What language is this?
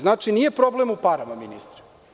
Serbian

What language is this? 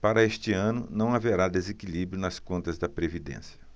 Portuguese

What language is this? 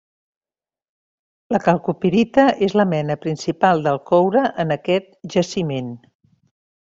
Catalan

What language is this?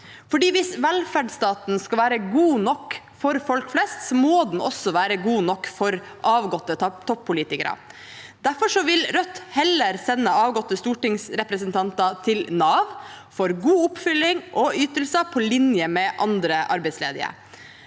Norwegian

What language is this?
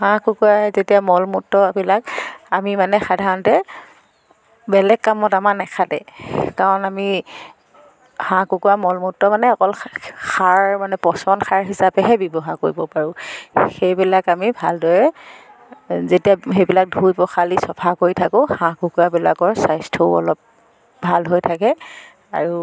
Assamese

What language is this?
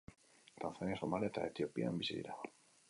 Basque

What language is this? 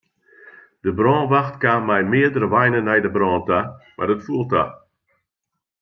Western Frisian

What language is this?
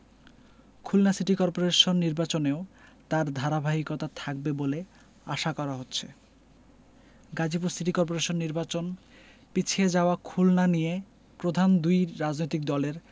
Bangla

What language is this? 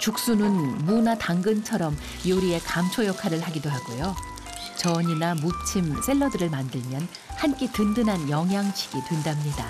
Korean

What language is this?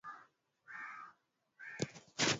Swahili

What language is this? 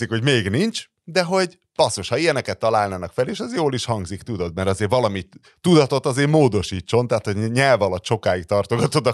Hungarian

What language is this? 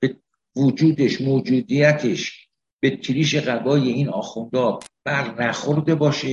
Persian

